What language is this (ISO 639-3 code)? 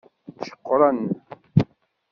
kab